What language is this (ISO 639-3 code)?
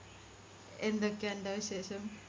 mal